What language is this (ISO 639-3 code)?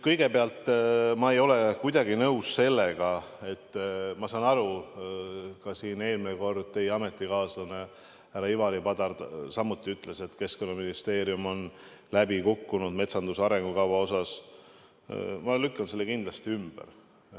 est